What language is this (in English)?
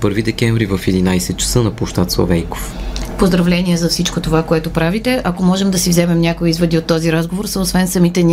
Bulgarian